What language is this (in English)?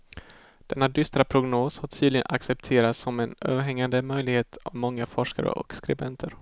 Swedish